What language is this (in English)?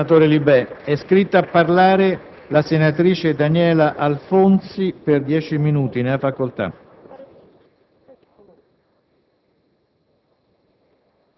Italian